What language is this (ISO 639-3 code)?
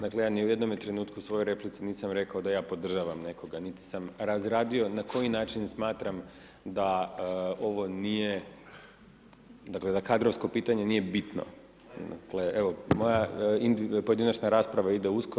hrv